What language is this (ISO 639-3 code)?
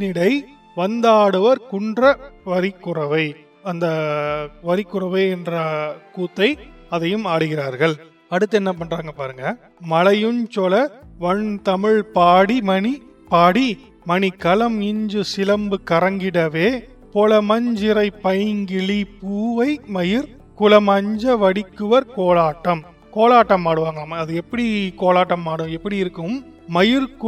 tam